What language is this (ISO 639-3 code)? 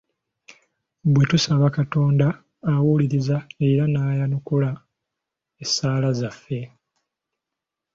lug